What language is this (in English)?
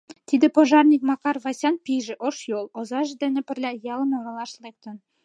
Mari